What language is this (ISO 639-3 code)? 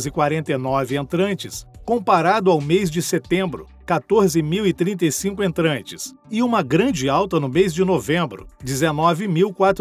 por